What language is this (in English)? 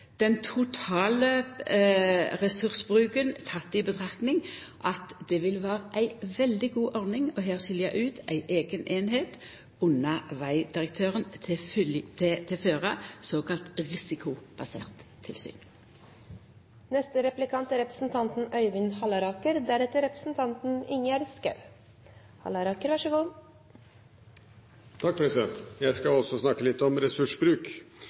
Norwegian